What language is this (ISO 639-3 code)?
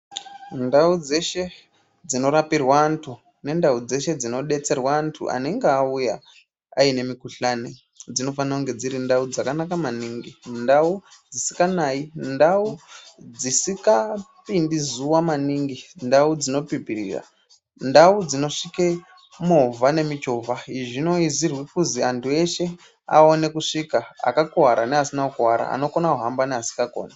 ndc